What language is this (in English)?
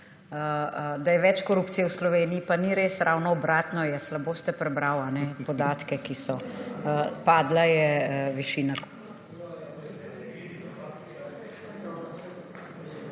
Slovenian